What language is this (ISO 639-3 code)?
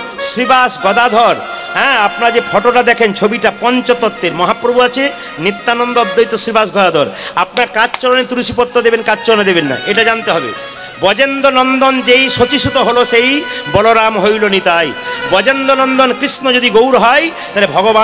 hin